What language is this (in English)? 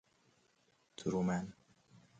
Persian